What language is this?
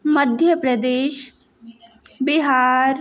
Hindi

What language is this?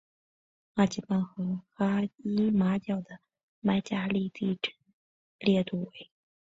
Chinese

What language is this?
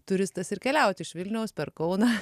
Lithuanian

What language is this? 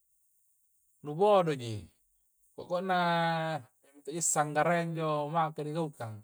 Coastal Konjo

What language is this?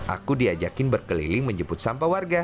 Indonesian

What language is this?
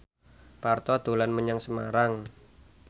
Javanese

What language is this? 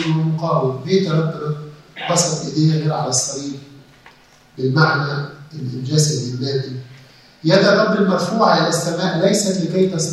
Arabic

